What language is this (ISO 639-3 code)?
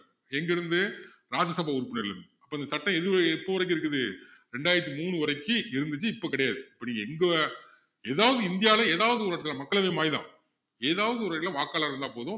tam